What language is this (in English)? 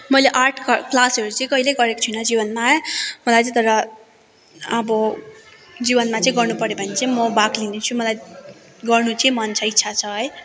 Nepali